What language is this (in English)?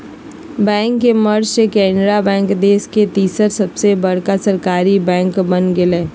Magahi